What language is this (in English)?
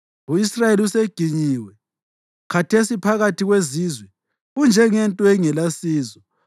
North Ndebele